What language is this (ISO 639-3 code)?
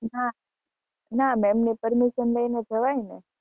guj